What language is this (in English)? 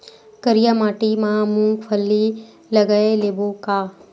Chhattisgarhi